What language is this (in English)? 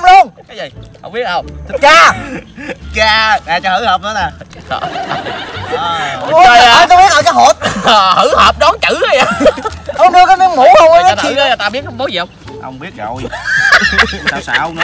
Vietnamese